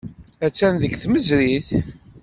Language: Kabyle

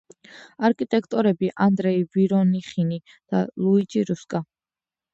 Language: Georgian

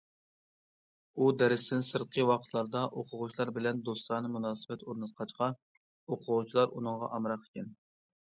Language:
Uyghur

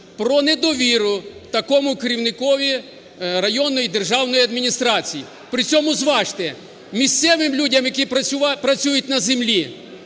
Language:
Ukrainian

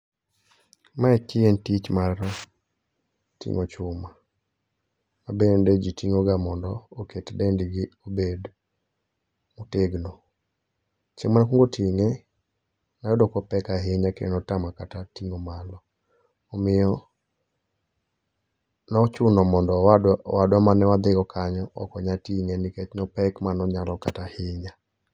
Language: Luo (Kenya and Tanzania)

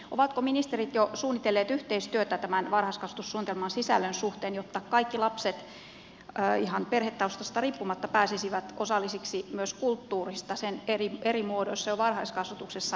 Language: Finnish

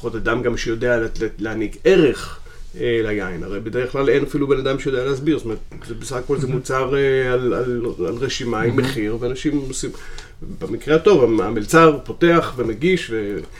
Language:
Hebrew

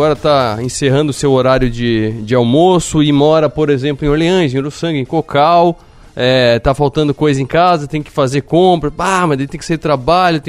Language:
Portuguese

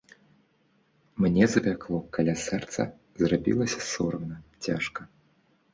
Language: Belarusian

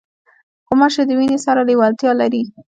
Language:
Pashto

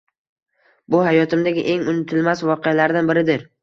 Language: Uzbek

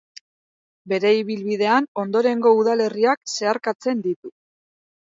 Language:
Basque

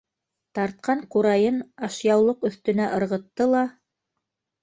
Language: Bashkir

